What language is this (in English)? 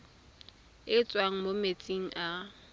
Tswana